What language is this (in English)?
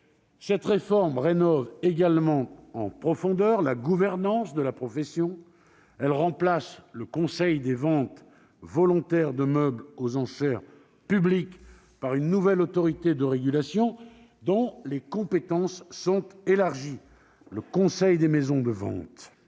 French